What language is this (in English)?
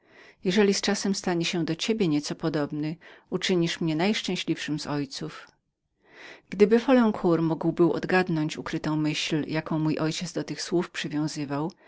Polish